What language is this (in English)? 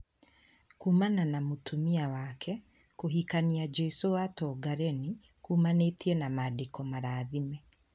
Kikuyu